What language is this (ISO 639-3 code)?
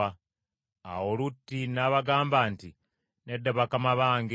lug